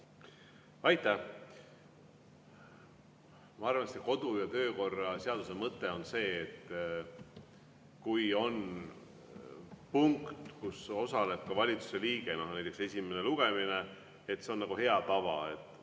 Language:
Estonian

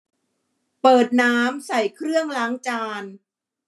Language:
Thai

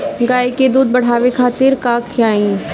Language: Bhojpuri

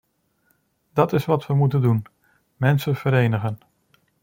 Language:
Dutch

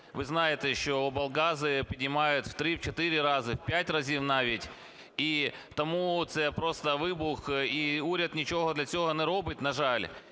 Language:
Ukrainian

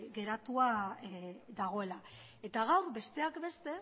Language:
Basque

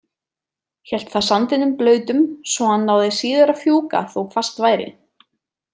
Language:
Icelandic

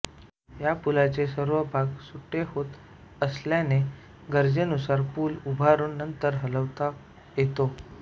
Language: Marathi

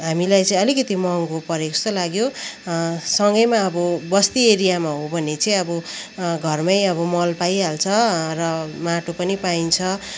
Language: Nepali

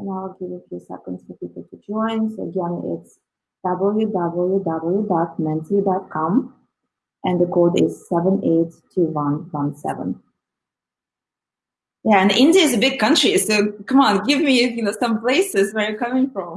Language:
English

